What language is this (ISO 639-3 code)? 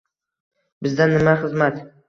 uzb